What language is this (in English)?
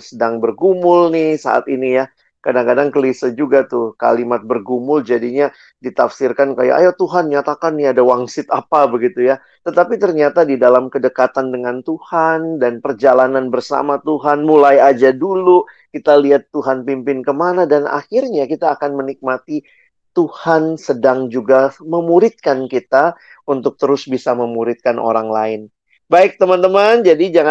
Indonesian